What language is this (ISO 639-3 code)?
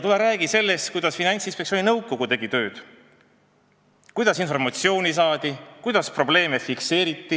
est